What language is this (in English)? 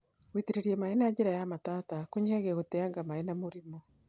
Kikuyu